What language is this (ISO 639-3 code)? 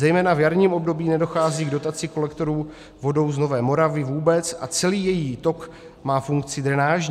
ces